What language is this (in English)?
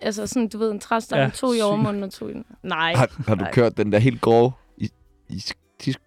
Danish